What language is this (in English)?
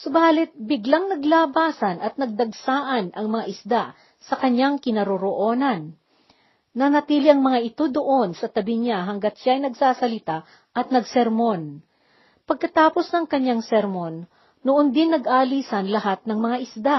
Filipino